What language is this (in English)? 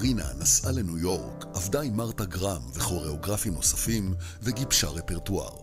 Hebrew